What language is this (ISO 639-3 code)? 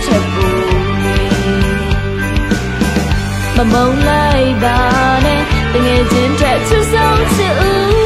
tha